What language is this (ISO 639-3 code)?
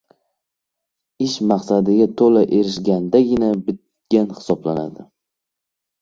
uzb